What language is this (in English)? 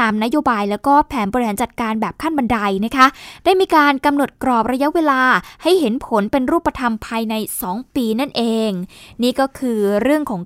Thai